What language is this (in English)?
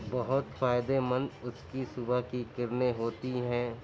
Urdu